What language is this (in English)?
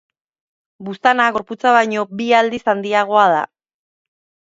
Basque